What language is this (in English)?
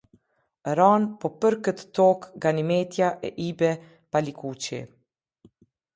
Albanian